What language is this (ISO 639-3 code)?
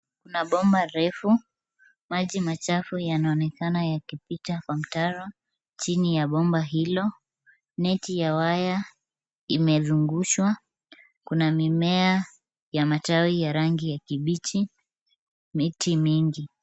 swa